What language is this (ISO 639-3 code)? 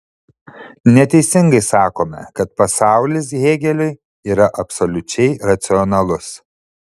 lit